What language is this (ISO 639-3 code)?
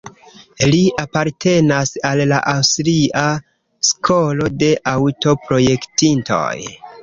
epo